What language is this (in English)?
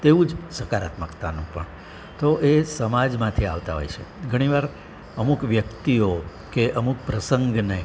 Gujarati